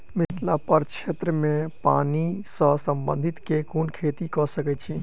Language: Maithili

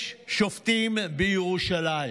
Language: Hebrew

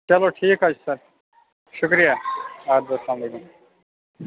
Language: Kashmiri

